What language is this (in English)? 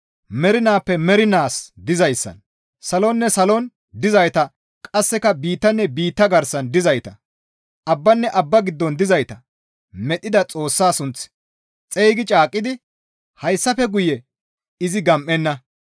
Gamo